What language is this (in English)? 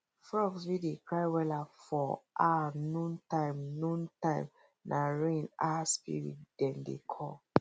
Nigerian Pidgin